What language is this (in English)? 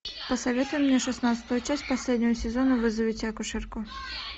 Russian